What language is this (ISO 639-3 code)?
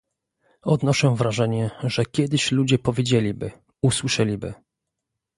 pol